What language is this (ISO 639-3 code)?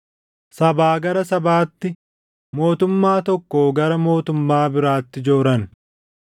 orm